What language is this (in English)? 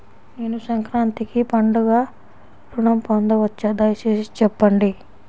Telugu